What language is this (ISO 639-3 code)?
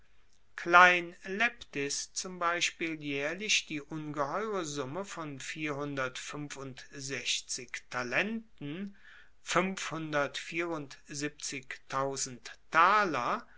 deu